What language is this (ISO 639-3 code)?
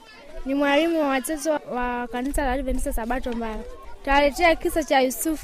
swa